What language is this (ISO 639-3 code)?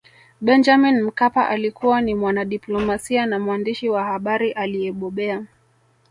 swa